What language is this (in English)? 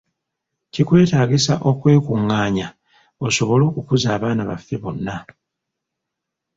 Ganda